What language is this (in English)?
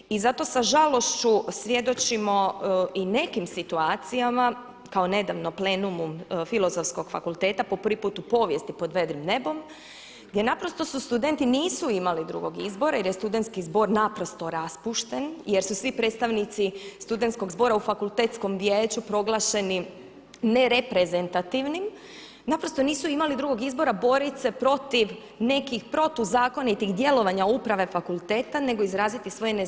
Croatian